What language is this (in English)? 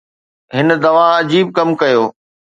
Sindhi